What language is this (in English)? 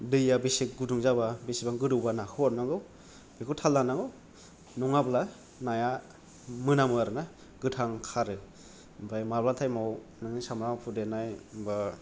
Bodo